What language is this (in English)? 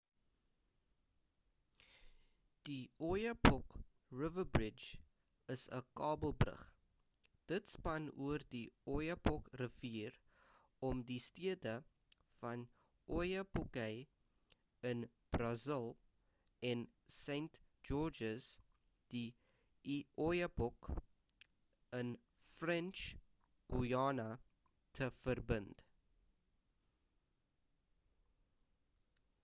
Afrikaans